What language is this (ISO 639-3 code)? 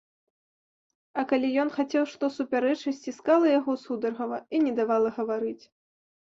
bel